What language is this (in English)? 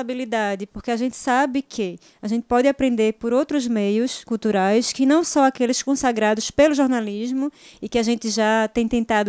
Portuguese